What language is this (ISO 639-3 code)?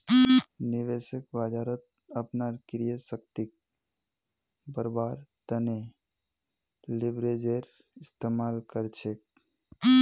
mag